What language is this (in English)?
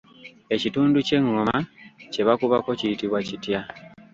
Ganda